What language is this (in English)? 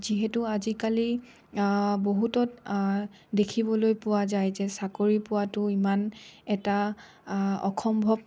Assamese